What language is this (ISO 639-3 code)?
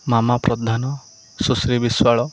ori